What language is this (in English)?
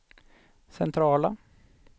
Swedish